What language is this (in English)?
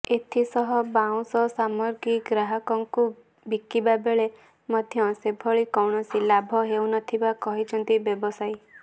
Odia